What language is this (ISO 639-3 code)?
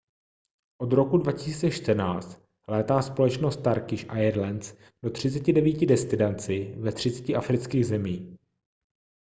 ces